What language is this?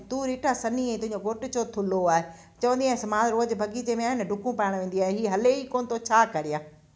Sindhi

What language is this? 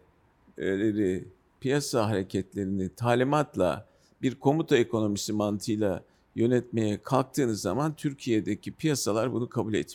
Turkish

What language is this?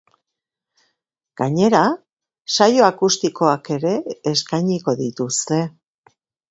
Basque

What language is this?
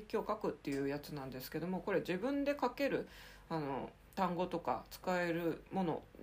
Japanese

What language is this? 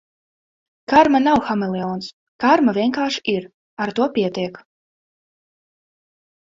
Latvian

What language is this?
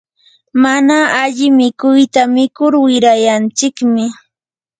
Yanahuanca Pasco Quechua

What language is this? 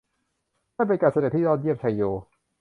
Thai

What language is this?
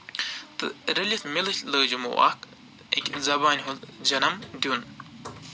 Kashmiri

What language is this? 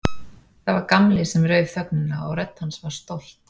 Icelandic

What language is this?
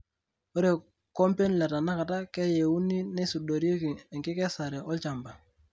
Masai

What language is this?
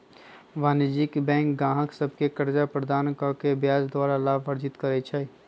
Magahi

